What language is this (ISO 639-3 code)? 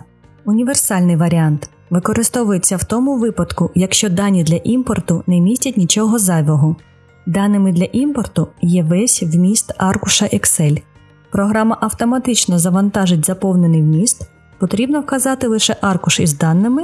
ukr